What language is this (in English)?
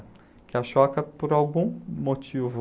Portuguese